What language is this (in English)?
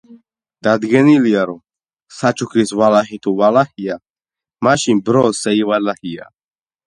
Georgian